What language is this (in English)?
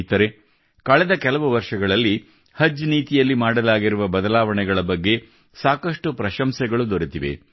Kannada